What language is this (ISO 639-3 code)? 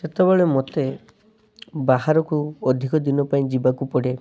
ori